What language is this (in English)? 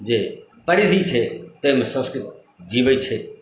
Maithili